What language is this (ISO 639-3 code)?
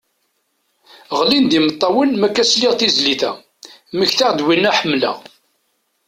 kab